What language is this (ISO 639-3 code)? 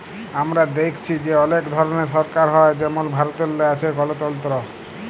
ben